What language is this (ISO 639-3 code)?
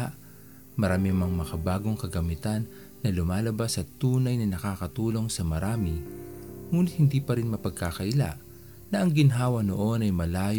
fil